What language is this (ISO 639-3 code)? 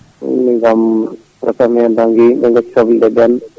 ful